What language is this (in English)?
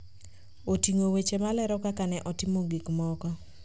Luo (Kenya and Tanzania)